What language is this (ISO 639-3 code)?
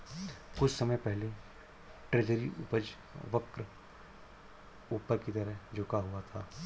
hin